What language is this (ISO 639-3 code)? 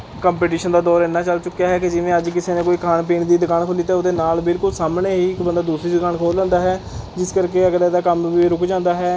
pan